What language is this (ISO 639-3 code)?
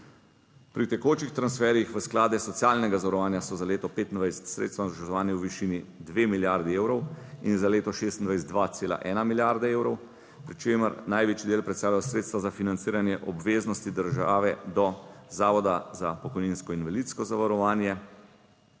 slv